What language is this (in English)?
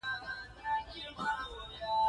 Pashto